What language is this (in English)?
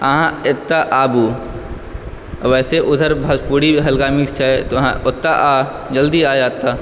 Maithili